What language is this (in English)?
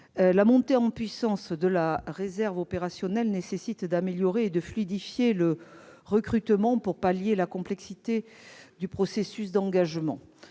French